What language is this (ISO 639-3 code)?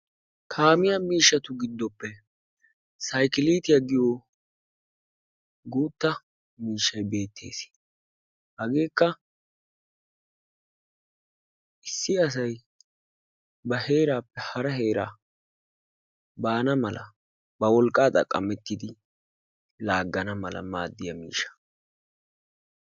wal